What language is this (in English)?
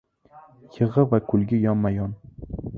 Uzbek